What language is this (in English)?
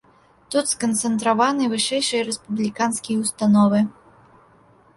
Belarusian